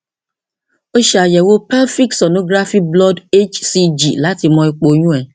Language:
Yoruba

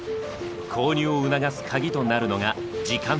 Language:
Japanese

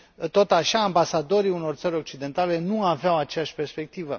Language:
Romanian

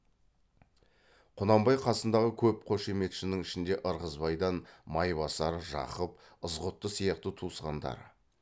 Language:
Kazakh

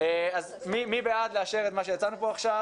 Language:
Hebrew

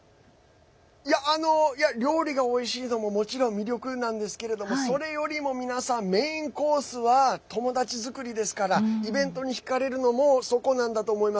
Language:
Japanese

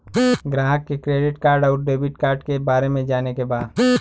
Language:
Bhojpuri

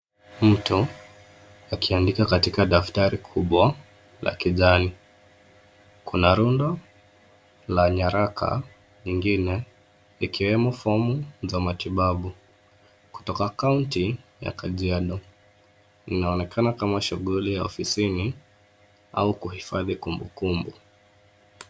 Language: Swahili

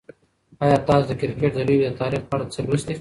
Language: Pashto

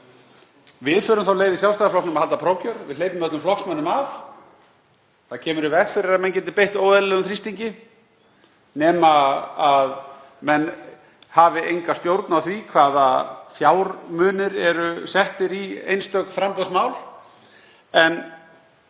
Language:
Icelandic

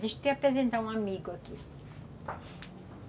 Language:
Portuguese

